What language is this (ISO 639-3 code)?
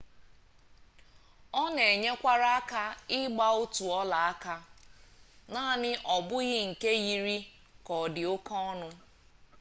ibo